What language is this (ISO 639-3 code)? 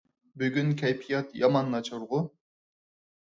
uig